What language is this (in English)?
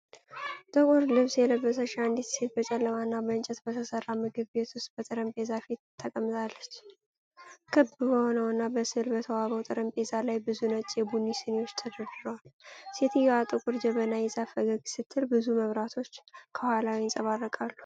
Amharic